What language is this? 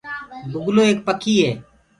Gurgula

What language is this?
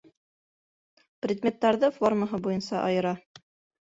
Bashkir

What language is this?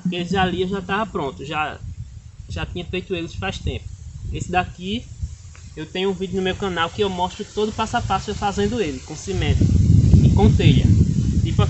Portuguese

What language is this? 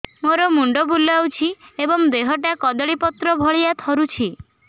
Odia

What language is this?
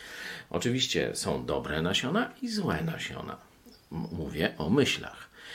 Polish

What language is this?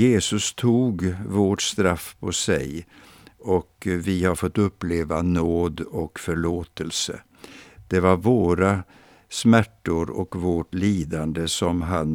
Swedish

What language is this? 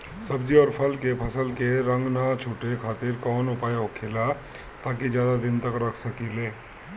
Bhojpuri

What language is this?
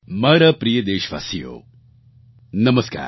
Gujarati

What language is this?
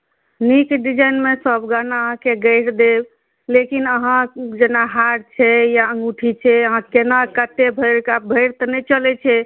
Maithili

